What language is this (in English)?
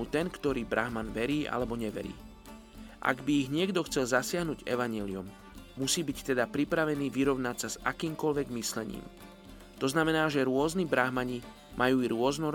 Slovak